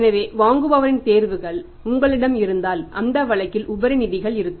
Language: Tamil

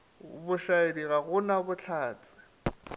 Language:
Northern Sotho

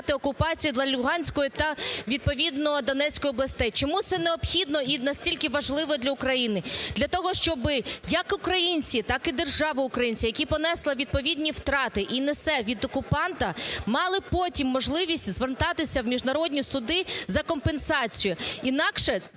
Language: Ukrainian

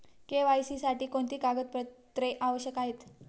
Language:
Marathi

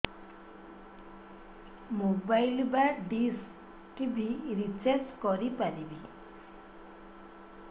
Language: Odia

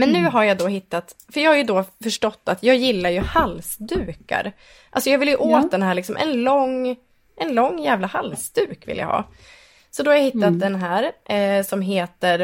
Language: Swedish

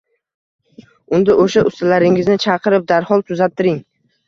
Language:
Uzbek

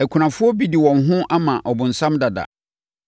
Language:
Akan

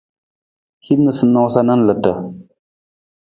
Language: Nawdm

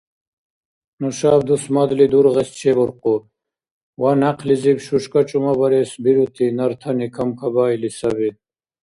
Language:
Dargwa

